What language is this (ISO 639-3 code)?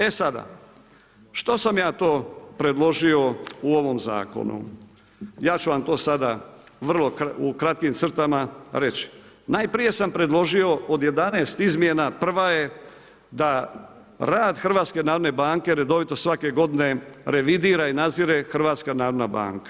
hrv